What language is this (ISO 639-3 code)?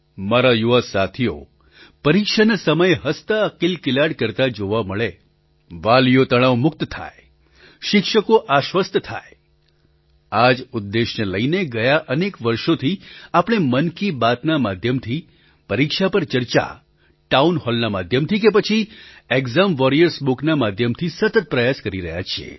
guj